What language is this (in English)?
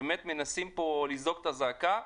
Hebrew